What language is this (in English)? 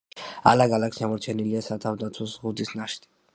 Georgian